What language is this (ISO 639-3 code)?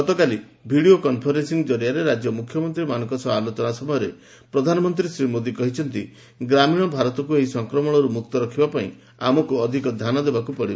ori